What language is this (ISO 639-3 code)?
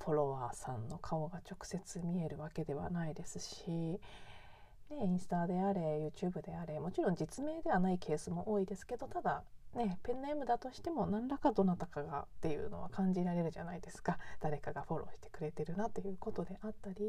jpn